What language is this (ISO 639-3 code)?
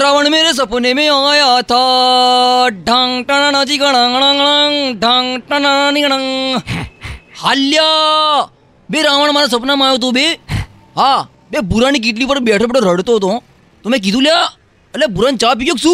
guj